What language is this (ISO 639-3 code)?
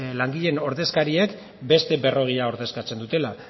eus